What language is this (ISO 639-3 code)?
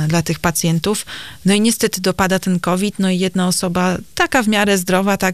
pol